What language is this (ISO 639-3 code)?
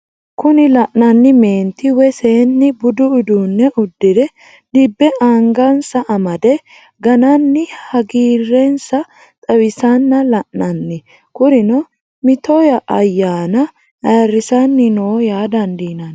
sid